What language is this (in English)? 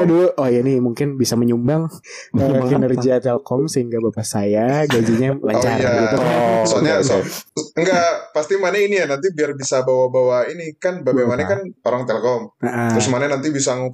Indonesian